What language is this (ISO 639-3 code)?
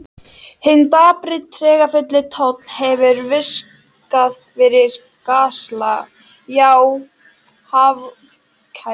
isl